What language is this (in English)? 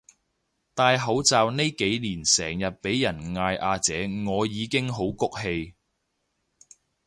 Cantonese